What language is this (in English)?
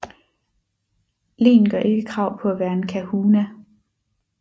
Danish